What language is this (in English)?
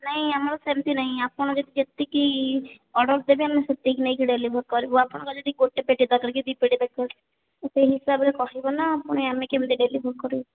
Odia